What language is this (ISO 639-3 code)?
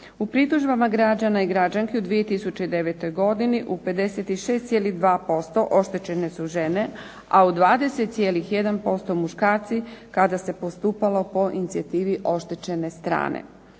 hrv